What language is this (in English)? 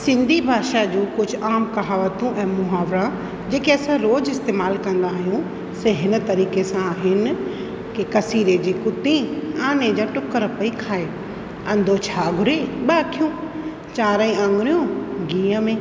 Sindhi